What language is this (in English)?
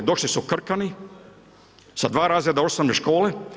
Croatian